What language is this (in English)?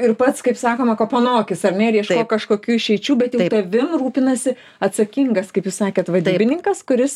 Lithuanian